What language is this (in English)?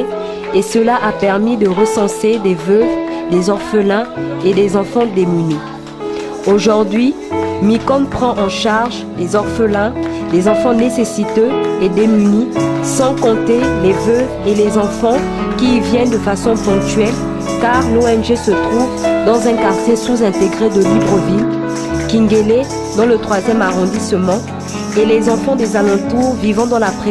French